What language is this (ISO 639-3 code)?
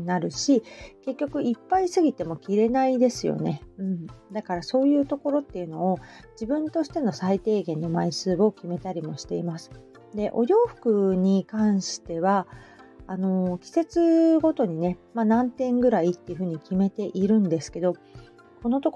jpn